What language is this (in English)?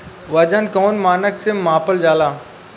Bhojpuri